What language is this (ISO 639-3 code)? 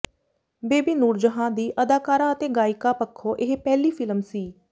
pan